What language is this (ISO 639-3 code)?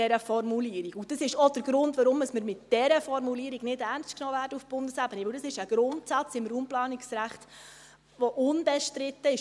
gsw